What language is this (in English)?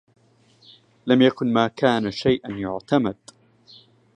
Arabic